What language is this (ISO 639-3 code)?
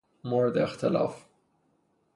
fas